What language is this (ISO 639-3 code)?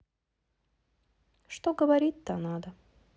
rus